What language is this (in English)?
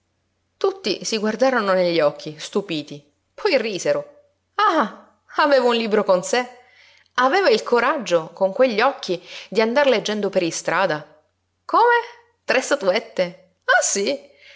Italian